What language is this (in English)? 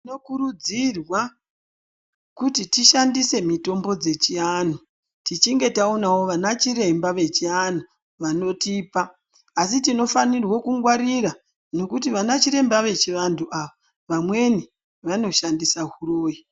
Ndau